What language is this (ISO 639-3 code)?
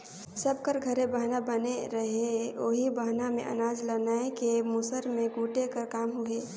hne